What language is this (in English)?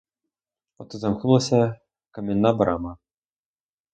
Ukrainian